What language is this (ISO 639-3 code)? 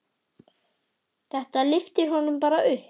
isl